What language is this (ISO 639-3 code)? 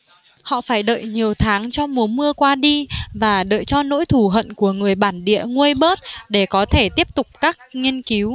vie